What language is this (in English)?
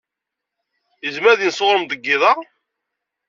Kabyle